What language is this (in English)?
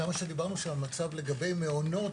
Hebrew